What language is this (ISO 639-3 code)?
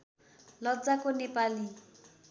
nep